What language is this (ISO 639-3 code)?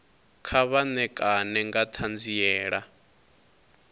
ven